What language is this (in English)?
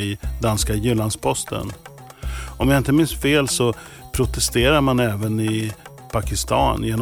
Swedish